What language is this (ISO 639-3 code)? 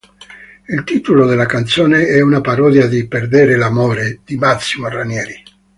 ita